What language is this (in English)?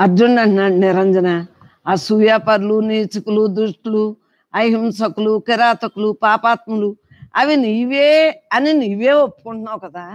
Telugu